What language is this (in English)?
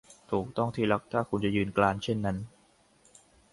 Thai